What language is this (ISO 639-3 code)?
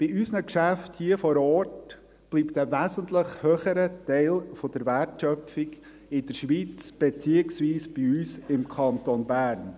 gsw